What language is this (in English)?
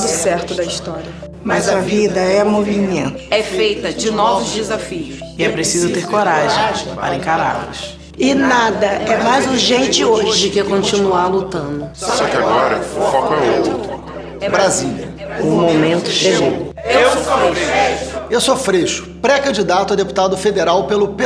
Portuguese